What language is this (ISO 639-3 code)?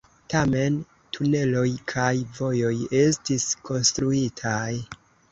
epo